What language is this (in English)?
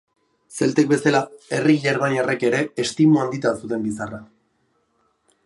Basque